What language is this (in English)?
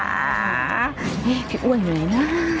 Thai